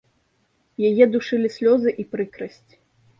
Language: Belarusian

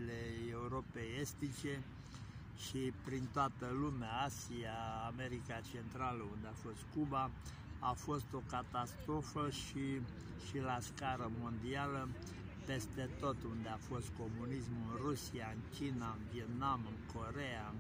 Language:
Romanian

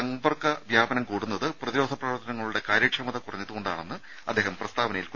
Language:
Malayalam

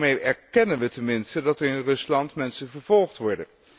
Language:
Dutch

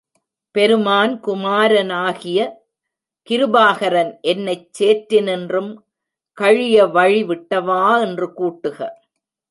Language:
Tamil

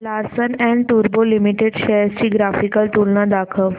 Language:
Marathi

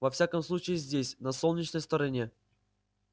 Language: Russian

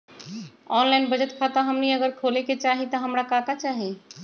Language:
Magahi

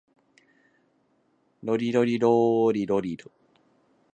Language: Japanese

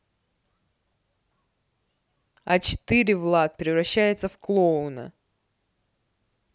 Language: Russian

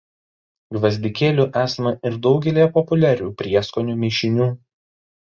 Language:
Lithuanian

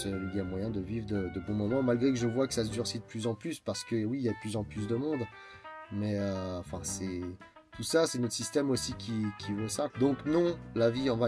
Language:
French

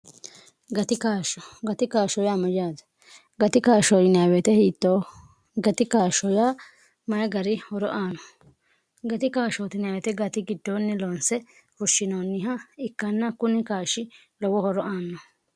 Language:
Sidamo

